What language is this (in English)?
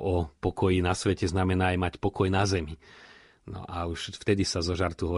Slovak